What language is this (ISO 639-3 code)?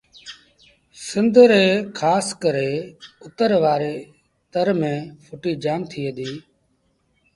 sbn